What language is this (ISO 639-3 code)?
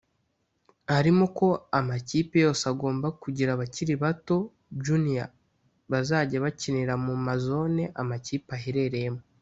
kin